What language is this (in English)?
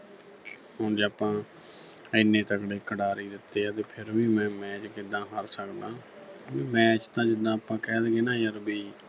Punjabi